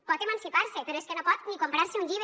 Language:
Catalan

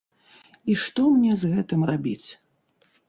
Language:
Belarusian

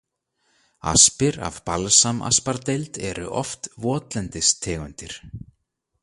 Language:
Icelandic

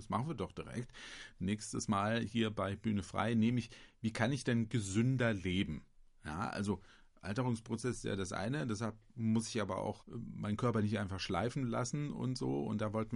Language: German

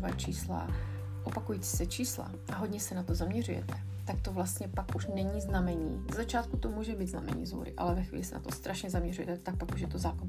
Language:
Czech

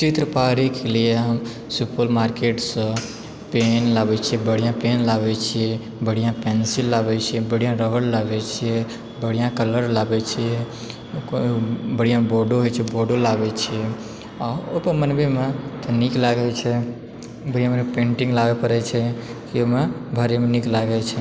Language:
Maithili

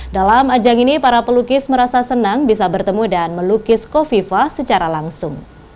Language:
Indonesian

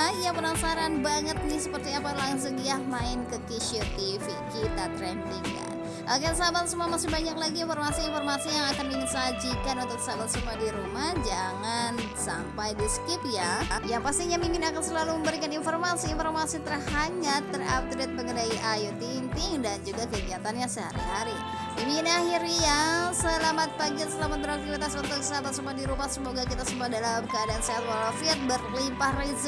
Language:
Indonesian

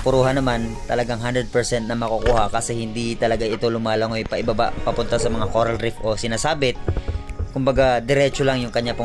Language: Filipino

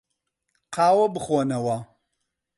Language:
Central Kurdish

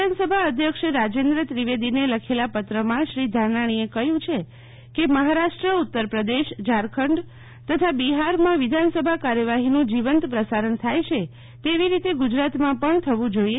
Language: Gujarati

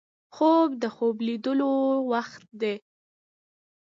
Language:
Pashto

